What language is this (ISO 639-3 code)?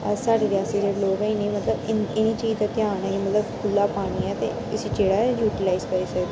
doi